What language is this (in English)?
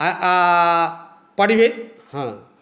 Maithili